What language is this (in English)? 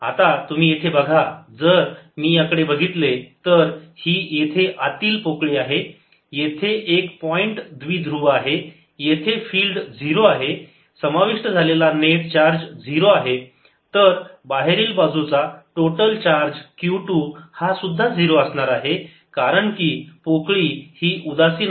Marathi